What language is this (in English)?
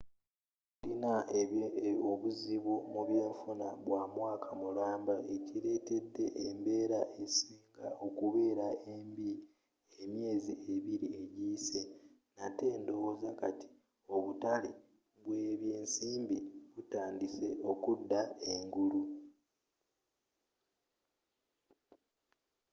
Ganda